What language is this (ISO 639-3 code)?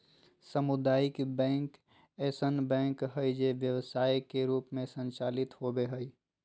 mag